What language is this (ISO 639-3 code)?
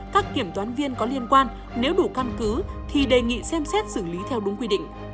vie